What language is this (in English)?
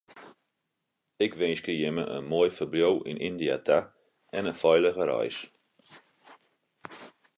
Western Frisian